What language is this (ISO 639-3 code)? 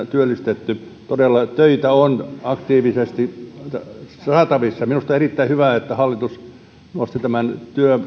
fin